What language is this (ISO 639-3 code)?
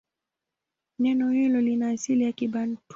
swa